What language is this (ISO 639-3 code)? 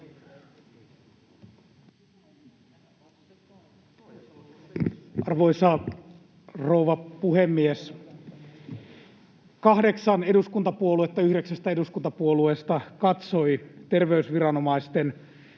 fin